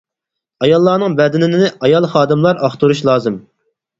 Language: Uyghur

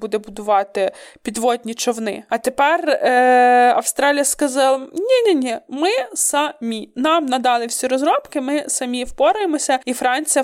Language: Ukrainian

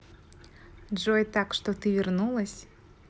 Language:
Russian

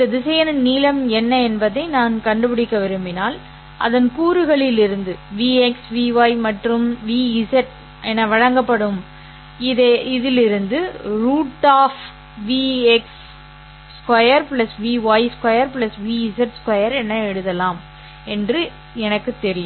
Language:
Tamil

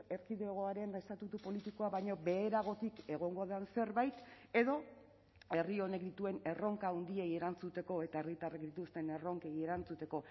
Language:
Basque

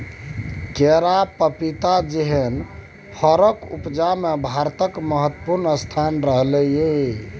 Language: Maithili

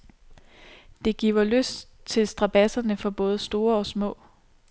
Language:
Danish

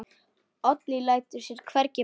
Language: Icelandic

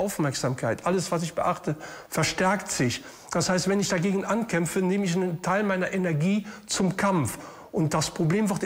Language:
German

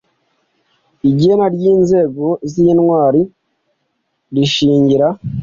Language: Kinyarwanda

